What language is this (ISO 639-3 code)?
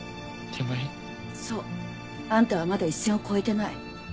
jpn